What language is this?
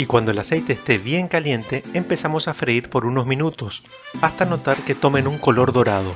Spanish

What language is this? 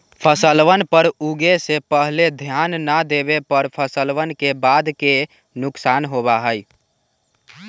Magahi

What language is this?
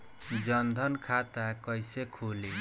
Bhojpuri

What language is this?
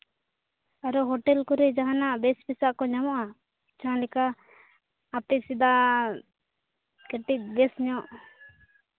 Santali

